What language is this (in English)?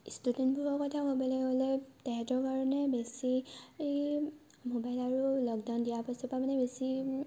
Assamese